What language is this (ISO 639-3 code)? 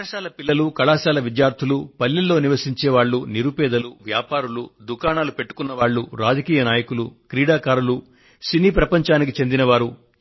tel